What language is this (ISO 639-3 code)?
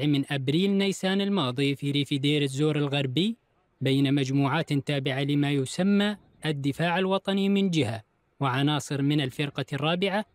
ara